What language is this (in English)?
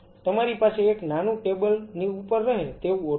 Gujarati